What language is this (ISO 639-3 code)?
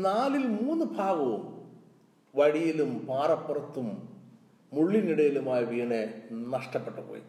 mal